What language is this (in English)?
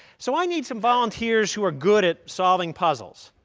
English